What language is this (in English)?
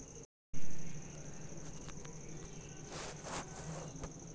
Magahi